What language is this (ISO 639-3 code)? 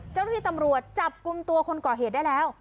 tha